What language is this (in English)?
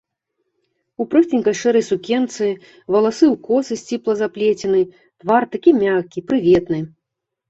Belarusian